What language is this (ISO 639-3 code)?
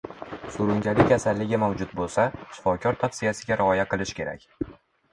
uzb